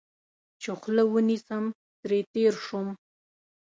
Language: Pashto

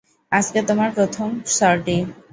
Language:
Bangla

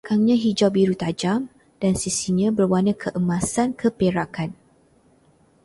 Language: Malay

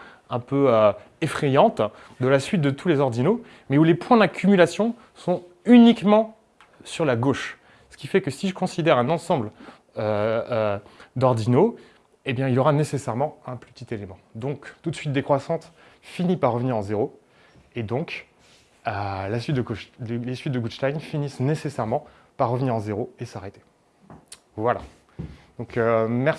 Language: French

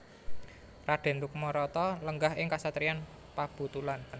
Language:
Javanese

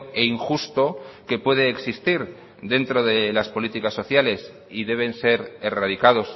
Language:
Spanish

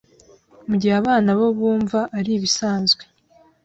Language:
Kinyarwanda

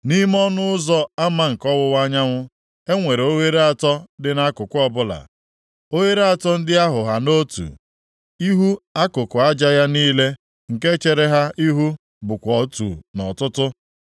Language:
Igbo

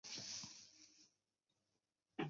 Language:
Chinese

